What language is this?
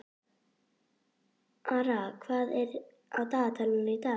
Icelandic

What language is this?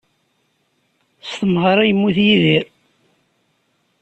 Kabyle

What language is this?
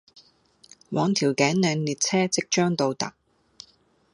Cantonese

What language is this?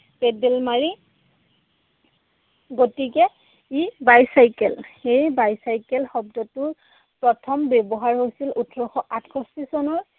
Assamese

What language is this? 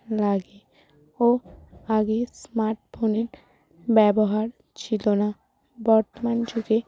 Bangla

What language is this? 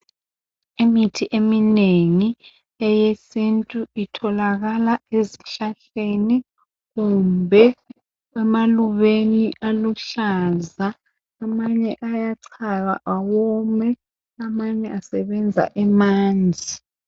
North Ndebele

